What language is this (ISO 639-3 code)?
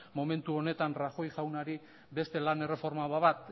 eus